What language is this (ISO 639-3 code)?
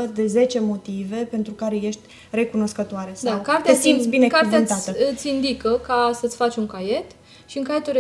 ron